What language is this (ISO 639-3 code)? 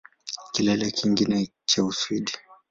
swa